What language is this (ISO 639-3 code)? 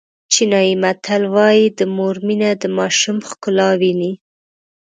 pus